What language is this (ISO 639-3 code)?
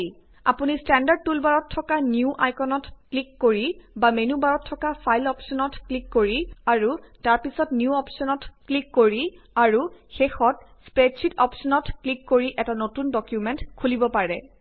asm